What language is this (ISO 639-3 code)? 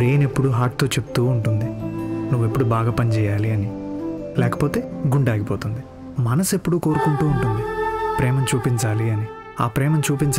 tel